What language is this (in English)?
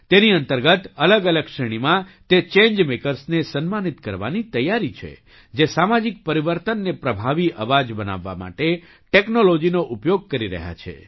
Gujarati